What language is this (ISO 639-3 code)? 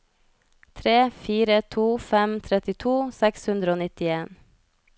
nor